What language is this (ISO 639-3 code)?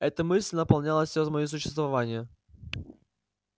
rus